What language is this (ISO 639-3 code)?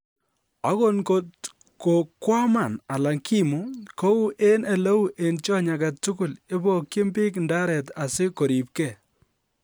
kln